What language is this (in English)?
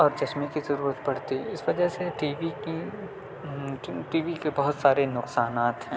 Urdu